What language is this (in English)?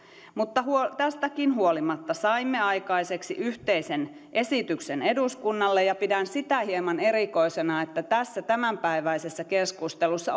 Finnish